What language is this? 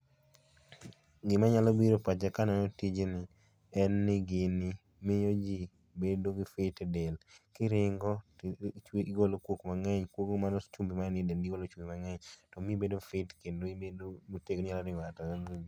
Luo (Kenya and Tanzania)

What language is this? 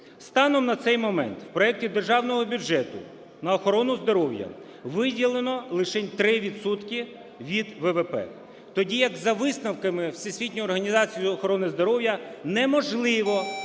Ukrainian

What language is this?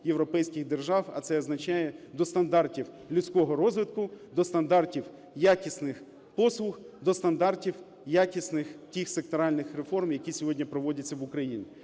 Ukrainian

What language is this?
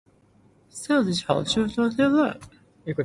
Cantonese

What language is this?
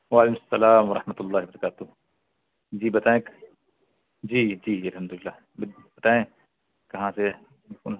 Urdu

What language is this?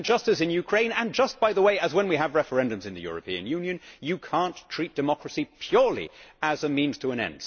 English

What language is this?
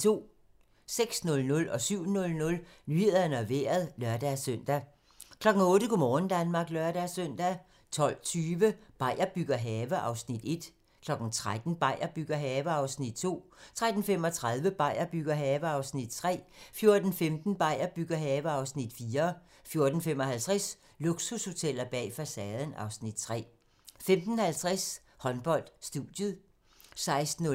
Danish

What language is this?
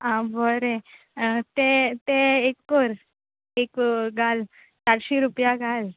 Konkani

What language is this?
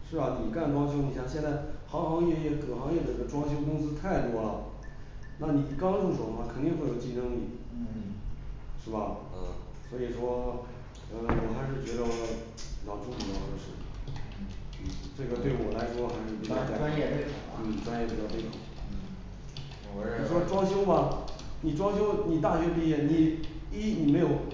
Chinese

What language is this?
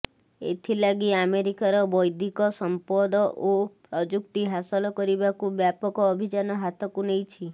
Odia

